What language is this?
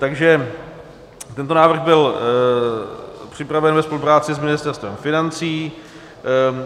Czech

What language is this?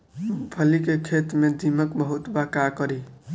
Bhojpuri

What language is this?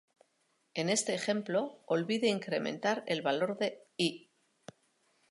Spanish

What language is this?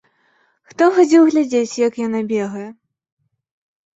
Belarusian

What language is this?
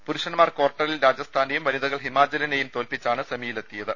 Malayalam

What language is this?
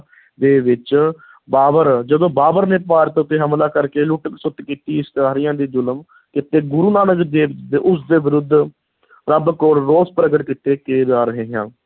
Punjabi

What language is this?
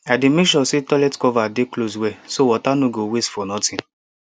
Nigerian Pidgin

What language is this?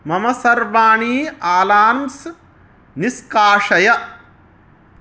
Sanskrit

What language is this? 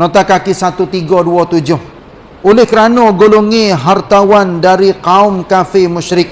Malay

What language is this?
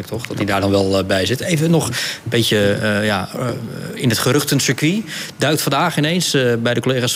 Dutch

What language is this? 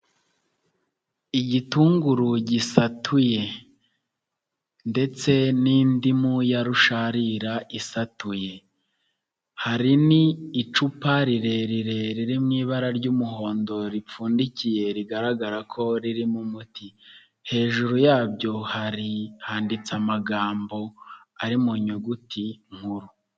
Kinyarwanda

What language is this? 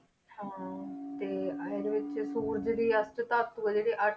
Punjabi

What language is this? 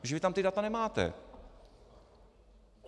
Czech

